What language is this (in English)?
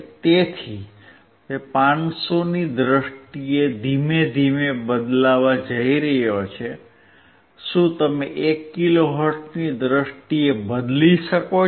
Gujarati